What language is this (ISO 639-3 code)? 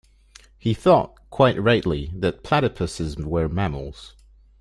eng